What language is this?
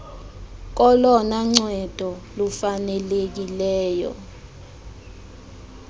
Xhosa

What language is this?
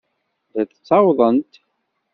Kabyle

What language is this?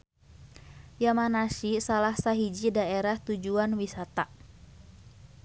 Sundanese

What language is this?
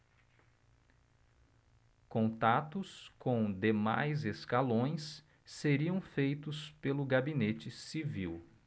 Portuguese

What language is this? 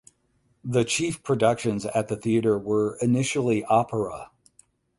English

